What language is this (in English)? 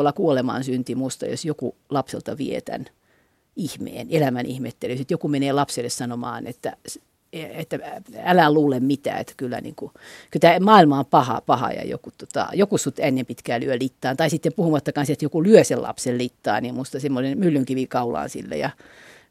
Finnish